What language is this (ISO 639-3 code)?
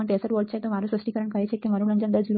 guj